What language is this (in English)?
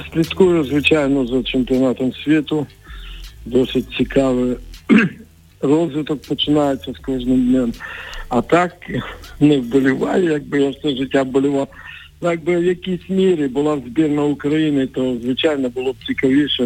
Ukrainian